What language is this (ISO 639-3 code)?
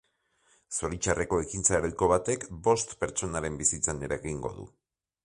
eus